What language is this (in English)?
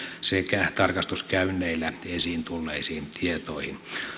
Finnish